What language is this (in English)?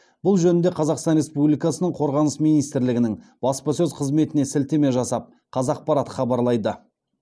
Kazakh